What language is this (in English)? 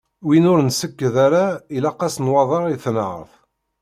Kabyle